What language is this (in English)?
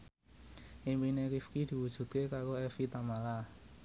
Javanese